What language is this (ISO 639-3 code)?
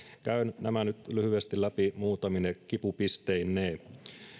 fin